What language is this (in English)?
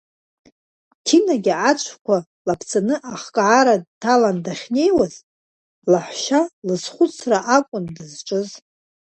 Abkhazian